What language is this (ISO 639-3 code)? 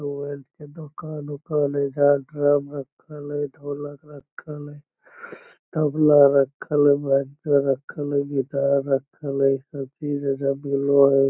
mag